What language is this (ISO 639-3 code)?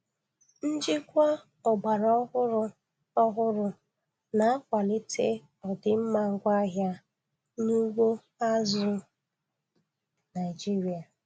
ibo